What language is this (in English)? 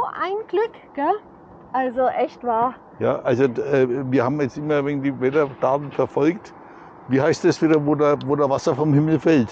German